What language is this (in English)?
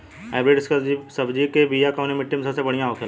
Bhojpuri